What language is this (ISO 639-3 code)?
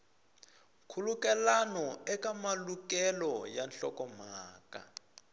tso